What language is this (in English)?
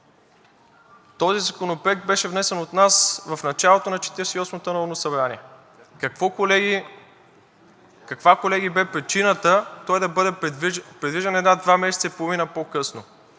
Bulgarian